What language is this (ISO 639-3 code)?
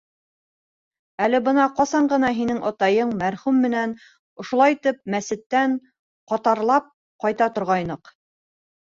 bak